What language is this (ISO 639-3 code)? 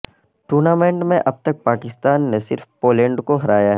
urd